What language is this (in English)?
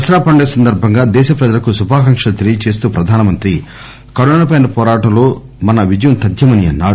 Telugu